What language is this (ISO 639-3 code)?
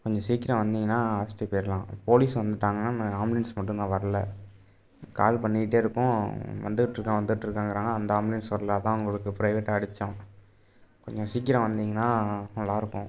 tam